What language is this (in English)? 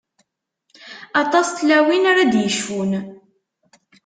Kabyle